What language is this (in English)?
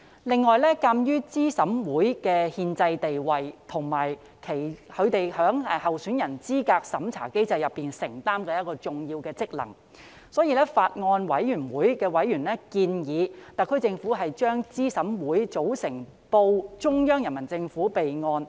Cantonese